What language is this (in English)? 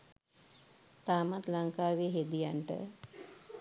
Sinhala